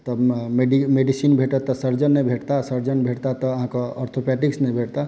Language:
Maithili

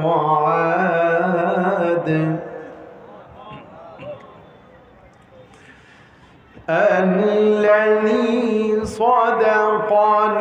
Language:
Arabic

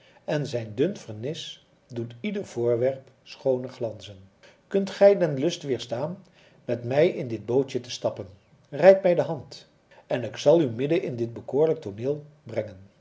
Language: Dutch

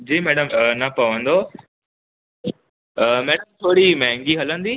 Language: Sindhi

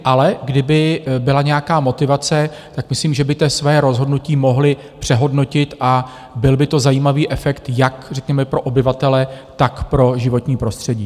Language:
Czech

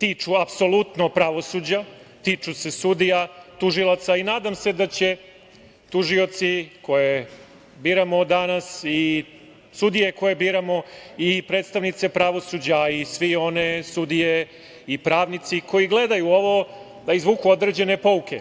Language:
Serbian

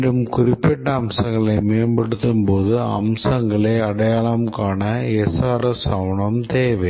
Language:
Tamil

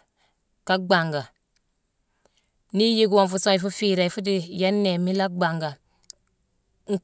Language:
Mansoanka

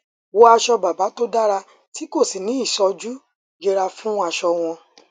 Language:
Yoruba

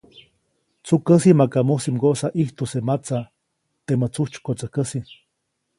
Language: Copainalá Zoque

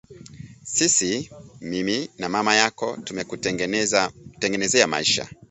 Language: Swahili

